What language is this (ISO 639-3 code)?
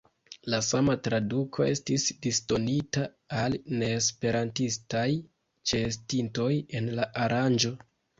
epo